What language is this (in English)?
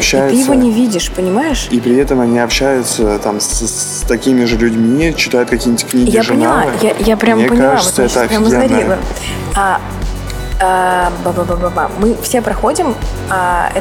Russian